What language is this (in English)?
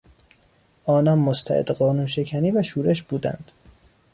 Persian